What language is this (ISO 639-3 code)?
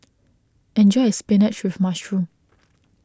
eng